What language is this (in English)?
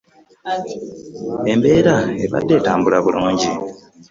Ganda